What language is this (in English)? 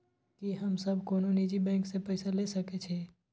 Maithili